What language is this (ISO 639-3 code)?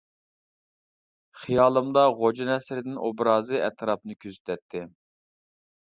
uig